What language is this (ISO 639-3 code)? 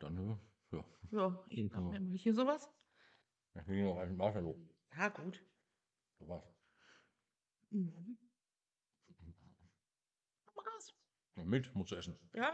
deu